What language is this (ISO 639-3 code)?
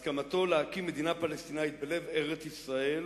heb